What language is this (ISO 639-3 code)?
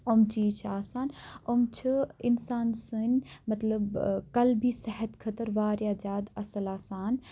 kas